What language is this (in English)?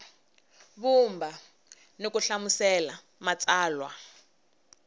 Tsonga